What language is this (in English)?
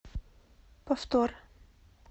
Russian